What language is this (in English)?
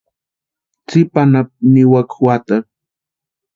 Western Highland Purepecha